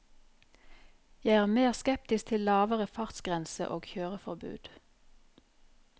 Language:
Norwegian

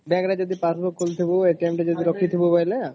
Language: Odia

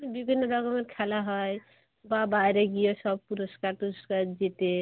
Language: Bangla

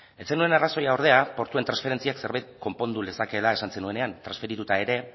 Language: Basque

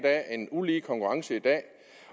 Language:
Danish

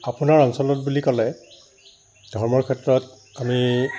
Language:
Assamese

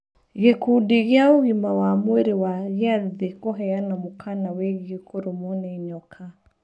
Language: Kikuyu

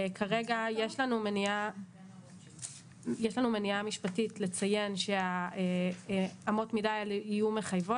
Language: Hebrew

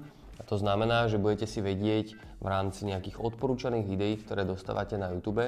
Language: Slovak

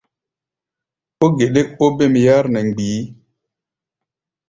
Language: Gbaya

